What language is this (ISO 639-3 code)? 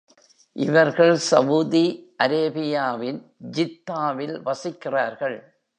tam